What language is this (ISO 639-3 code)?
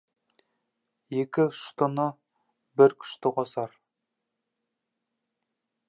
kaz